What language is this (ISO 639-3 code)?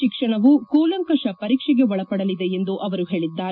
kan